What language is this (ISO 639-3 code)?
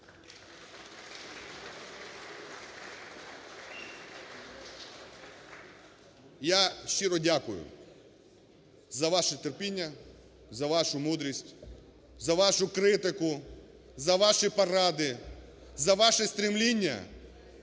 ukr